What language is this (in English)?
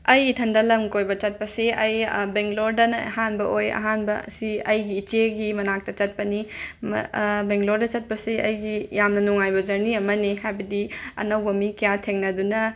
Manipuri